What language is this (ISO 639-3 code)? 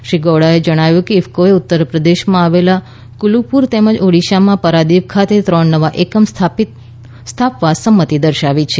guj